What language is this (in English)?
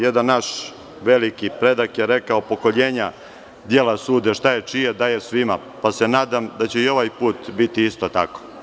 Serbian